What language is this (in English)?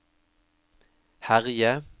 Norwegian